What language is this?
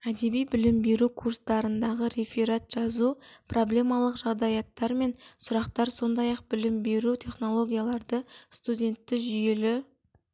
Kazakh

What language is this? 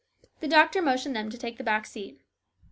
English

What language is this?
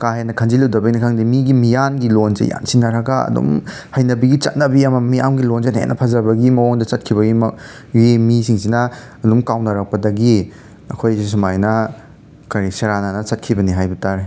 Manipuri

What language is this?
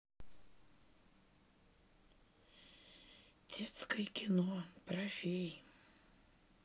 Russian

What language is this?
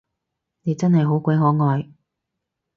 Cantonese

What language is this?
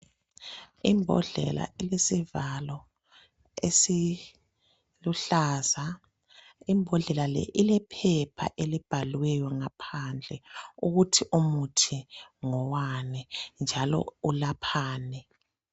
North Ndebele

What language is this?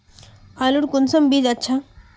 Magahi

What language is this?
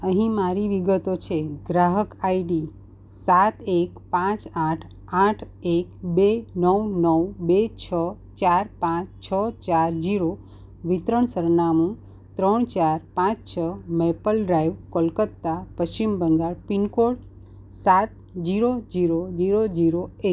Gujarati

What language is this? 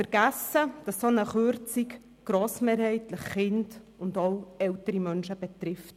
Swiss German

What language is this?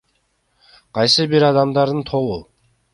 Kyrgyz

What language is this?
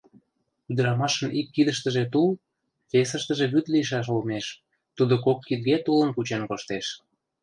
Mari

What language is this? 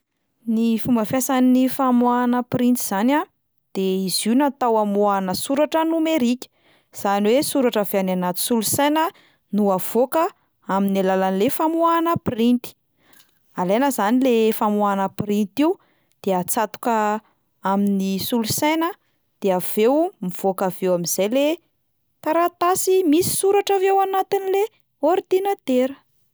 Malagasy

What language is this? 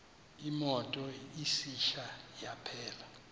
Xhosa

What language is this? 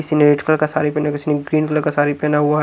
Hindi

